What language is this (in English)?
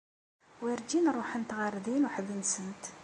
Kabyle